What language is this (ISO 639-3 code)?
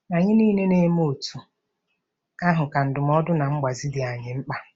ibo